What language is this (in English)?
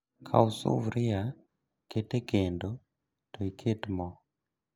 Luo (Kenya and Tanzania)